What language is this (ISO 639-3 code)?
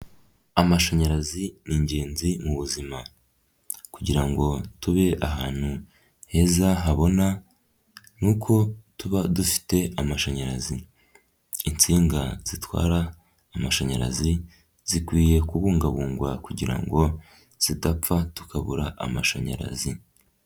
kin